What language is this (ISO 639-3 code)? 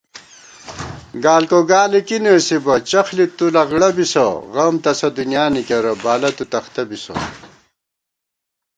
gwt